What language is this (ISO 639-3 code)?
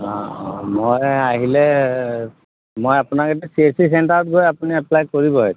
asm